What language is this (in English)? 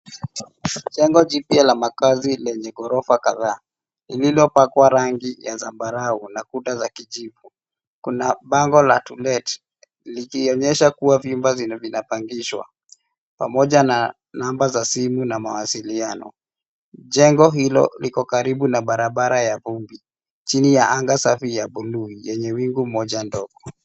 Swahili